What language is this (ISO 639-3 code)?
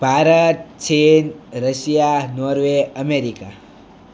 guj